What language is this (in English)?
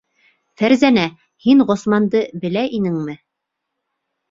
Bashkir